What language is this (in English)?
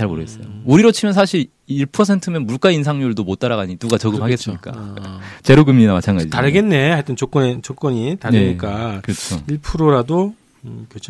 Korean